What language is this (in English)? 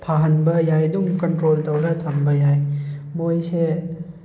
Manipuri